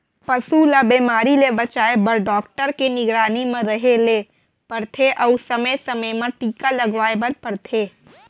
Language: Chhattisgarhi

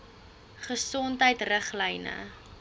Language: Afrikaans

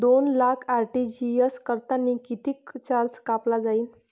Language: Marathi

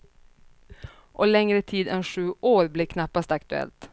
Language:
Swedish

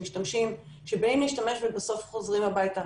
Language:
Hebrew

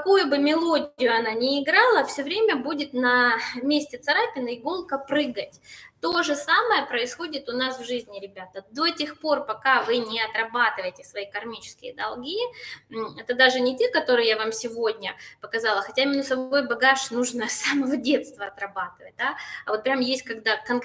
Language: Russian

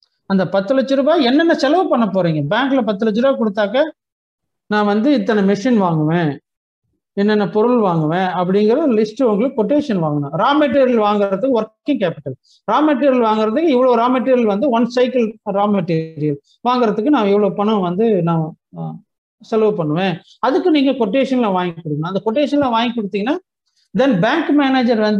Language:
Tamil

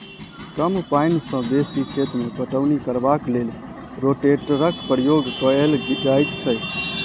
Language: Maithili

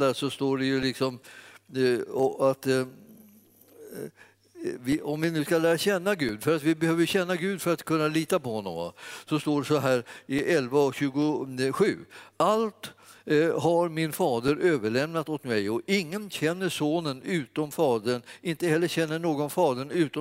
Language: Swedish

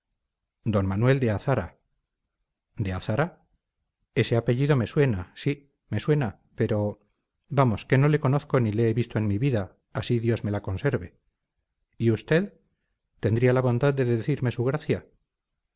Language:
Spanish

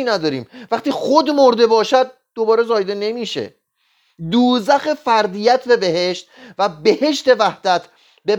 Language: Persian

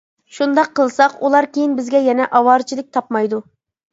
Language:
Uyghur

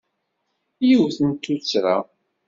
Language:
Kabyle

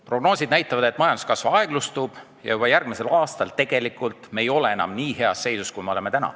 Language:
Estonian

